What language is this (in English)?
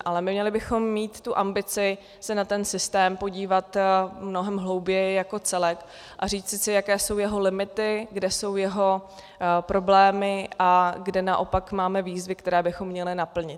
Czech